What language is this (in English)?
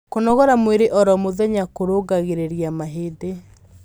Kikuyu